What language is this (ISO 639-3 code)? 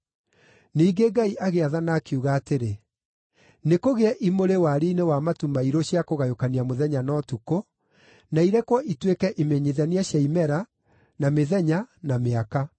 kik